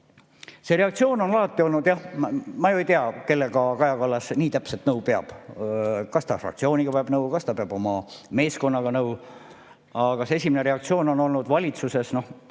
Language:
Estonian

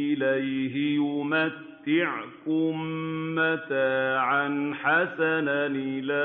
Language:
Arabic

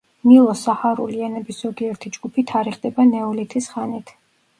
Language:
Georgian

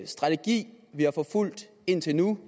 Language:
Danish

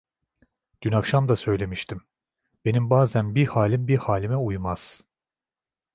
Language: Turkish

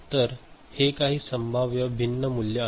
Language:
Marathi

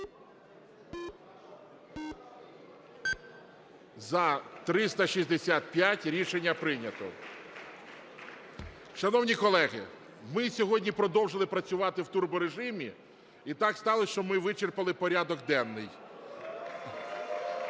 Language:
Ukrainian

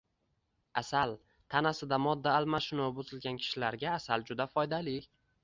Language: Uzbek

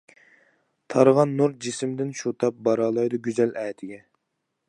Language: Uyghur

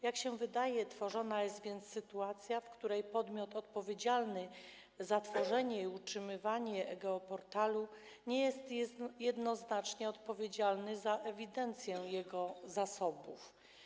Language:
Polish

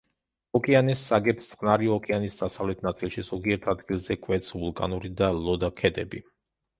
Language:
Georgian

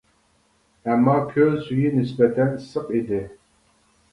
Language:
Uyghur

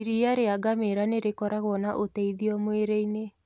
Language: Kikuyu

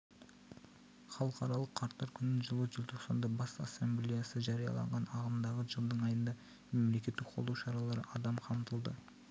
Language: Kazakh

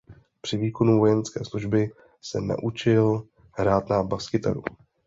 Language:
Czech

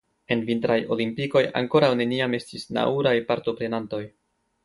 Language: Esperanto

